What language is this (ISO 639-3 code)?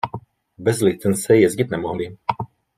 ces